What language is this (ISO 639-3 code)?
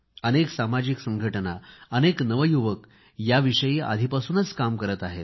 mar